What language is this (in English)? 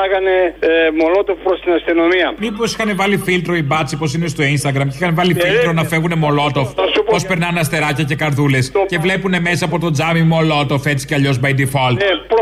Greek